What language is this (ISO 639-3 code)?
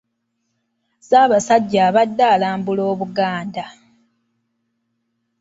lug